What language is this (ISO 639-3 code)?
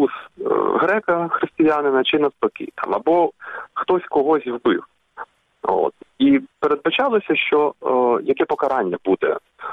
ukr